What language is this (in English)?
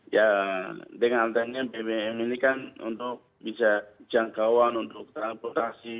Indonesian